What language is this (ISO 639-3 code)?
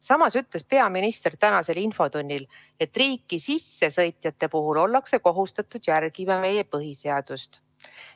est